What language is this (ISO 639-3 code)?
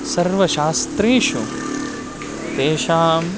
san